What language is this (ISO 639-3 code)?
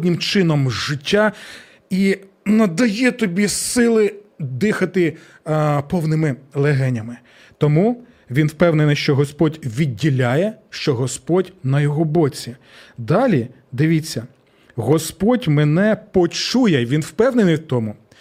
ukr